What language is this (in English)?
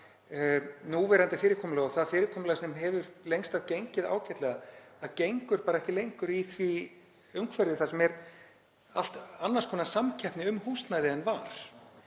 Icelandic